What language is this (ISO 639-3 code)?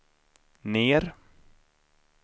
swe